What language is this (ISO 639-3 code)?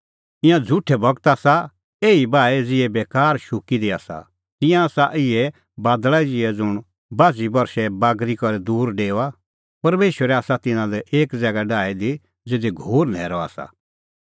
kfx